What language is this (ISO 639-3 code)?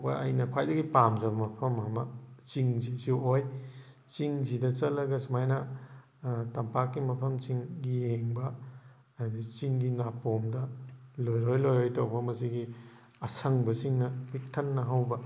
mni